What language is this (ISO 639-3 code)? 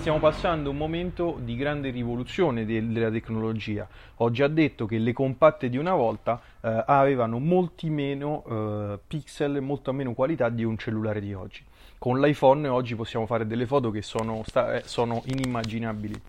ita